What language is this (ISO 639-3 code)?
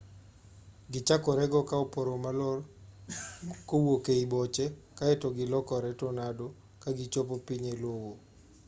luo